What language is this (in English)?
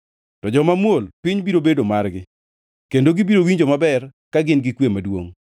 Luo (Kenya and Tanzania)